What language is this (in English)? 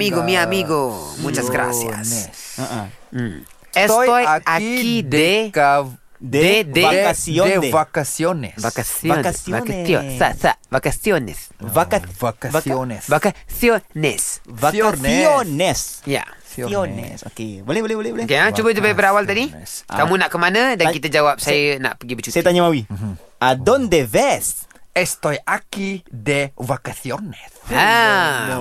Malay